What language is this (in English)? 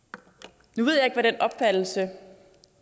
Danish